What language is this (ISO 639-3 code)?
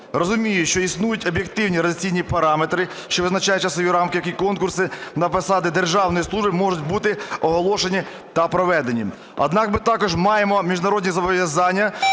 ukr